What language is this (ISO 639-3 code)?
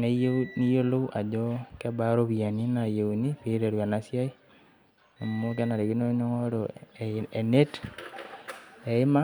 mas